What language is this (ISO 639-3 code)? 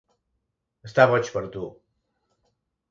cat